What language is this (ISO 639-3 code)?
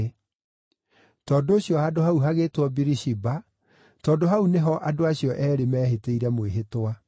kik